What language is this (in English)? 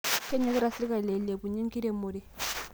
Masai